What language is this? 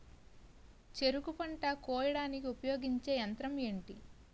Telugu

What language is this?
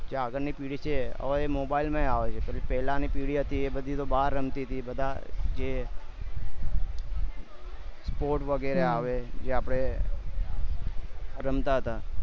Gujarati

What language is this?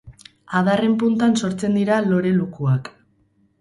Basque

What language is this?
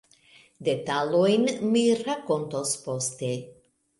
Esperanto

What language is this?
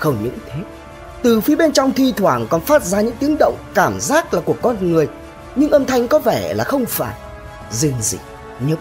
Vietnamese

